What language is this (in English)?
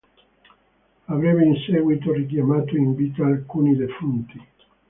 Italian